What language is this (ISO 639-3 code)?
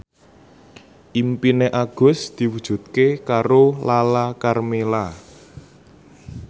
jav